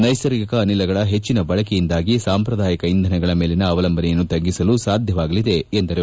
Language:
Kannada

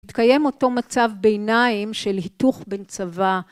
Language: Hebrew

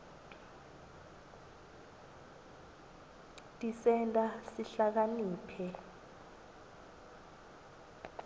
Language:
Swati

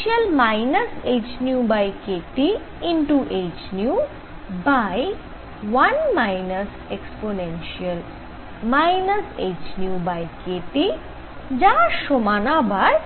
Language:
Bangla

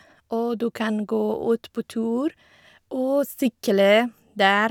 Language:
Norwegian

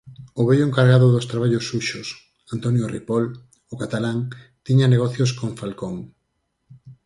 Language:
Galician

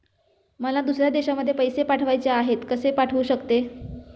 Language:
Marathi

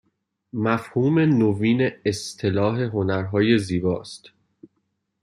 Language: Persian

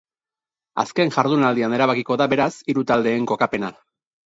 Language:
Basque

